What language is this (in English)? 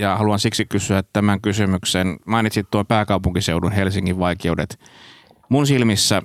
Finnish